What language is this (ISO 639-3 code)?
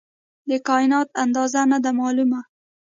pus